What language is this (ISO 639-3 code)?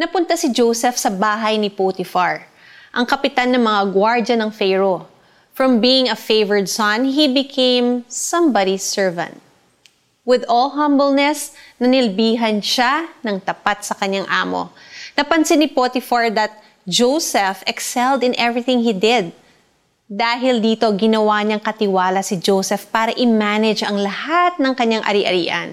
fil